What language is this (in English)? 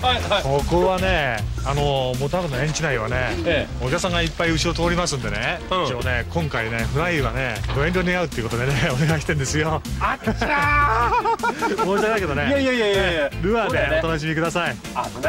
Japanese